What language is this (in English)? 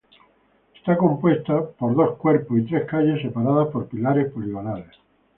Spanish